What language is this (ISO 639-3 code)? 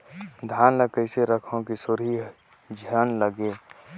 hne